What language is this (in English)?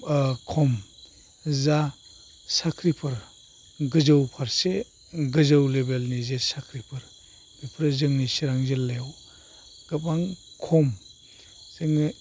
Bodo